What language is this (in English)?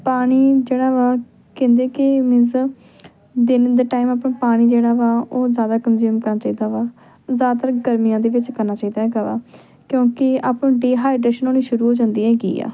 Punjabi